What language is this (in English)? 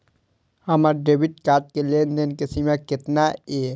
Maithili